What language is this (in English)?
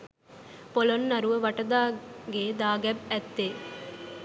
Sinhala